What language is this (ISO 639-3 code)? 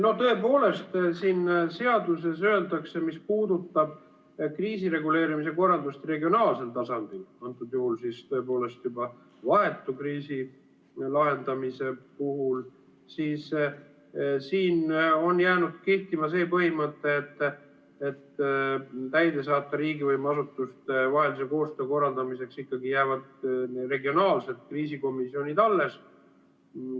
est